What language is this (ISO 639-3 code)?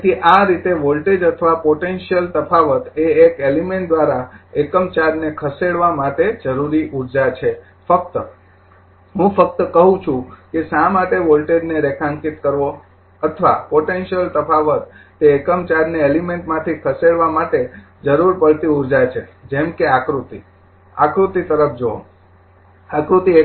guj